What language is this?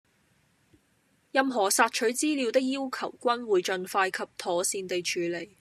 Cantonese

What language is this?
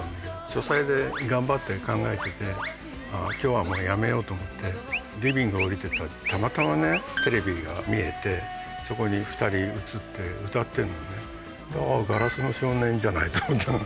Japanese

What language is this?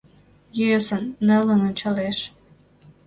Mari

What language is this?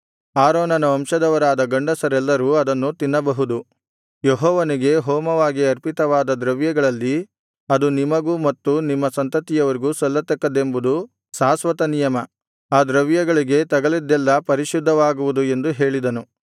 Kannada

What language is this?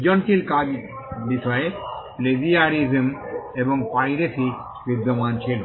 Bangla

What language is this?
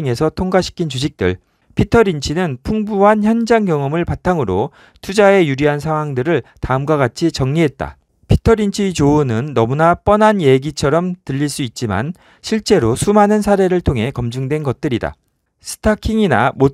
Korean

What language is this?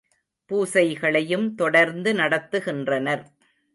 Tamil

